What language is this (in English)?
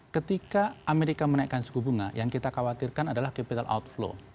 Indonesian